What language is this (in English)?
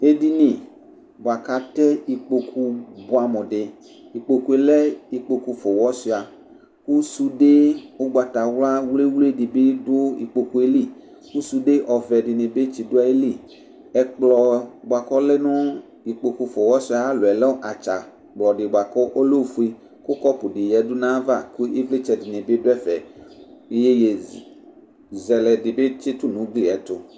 Ikposo